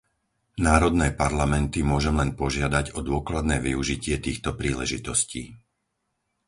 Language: Slovak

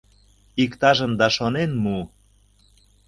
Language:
Mari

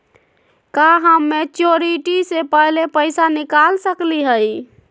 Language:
Magahi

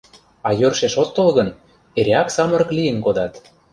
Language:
Mari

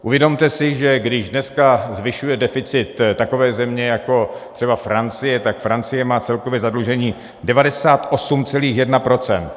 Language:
Czech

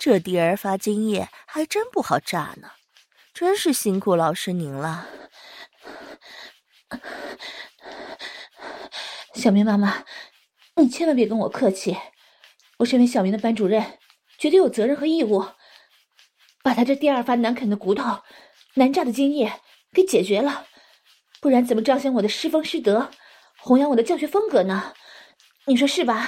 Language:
Chinese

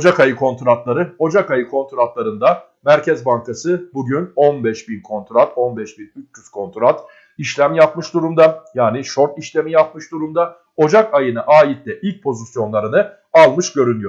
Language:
Turkish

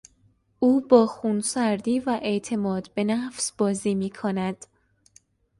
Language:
Persian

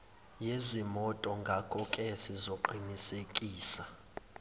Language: Zulu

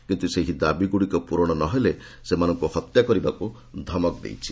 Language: Odia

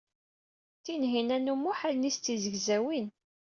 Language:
Kabyle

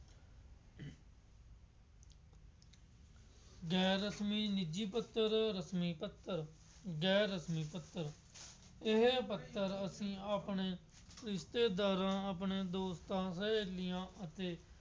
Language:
Punjabi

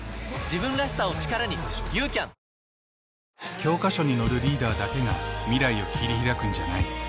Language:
Japanese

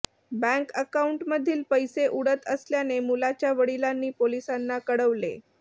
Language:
Marathi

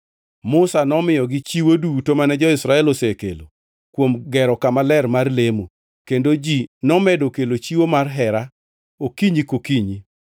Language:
Luo (Kenya and Tanzania)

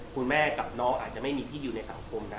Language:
Thai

